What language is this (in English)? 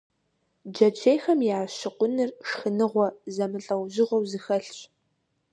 Kabardian